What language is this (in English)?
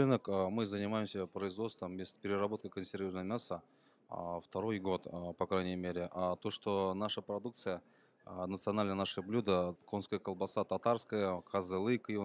Russian